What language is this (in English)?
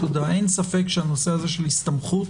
Hebrew